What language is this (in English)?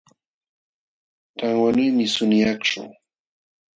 Jauja Wanca Quechua